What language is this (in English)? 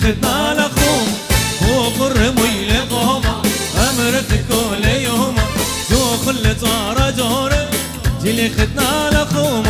Arabic